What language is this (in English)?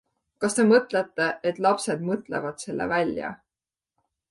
Estonian